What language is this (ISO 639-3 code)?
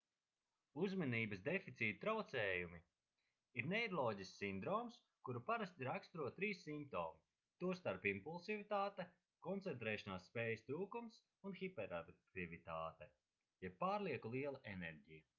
lav